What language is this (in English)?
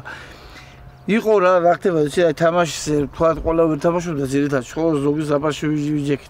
Turkish